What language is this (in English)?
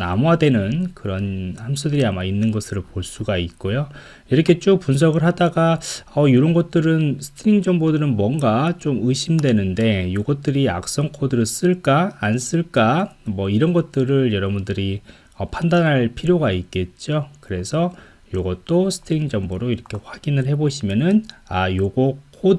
Korean